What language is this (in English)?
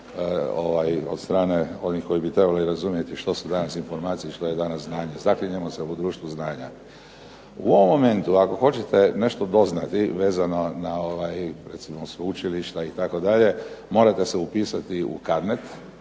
Croatian